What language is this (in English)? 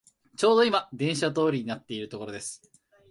Japanese